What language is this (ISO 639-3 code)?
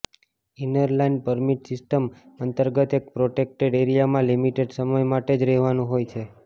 guj